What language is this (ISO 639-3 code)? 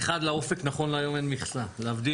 heb